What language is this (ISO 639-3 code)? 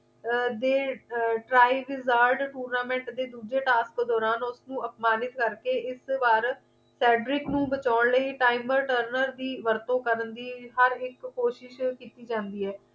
pan